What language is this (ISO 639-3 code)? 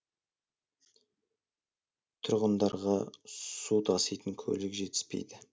kaz